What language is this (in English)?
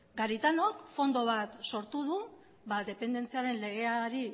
Basque